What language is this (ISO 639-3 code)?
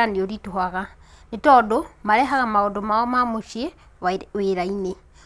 kik